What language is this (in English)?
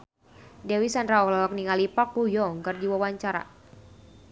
Sundanese